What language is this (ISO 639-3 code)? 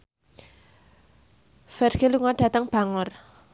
jav